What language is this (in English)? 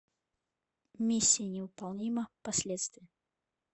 Russian